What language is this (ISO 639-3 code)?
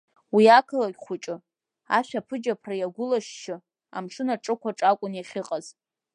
abk